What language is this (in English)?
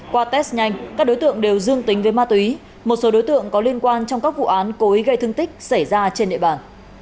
Vietnamese